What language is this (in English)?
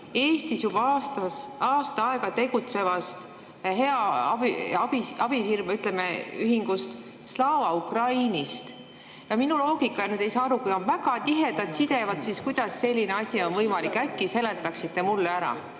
Estonian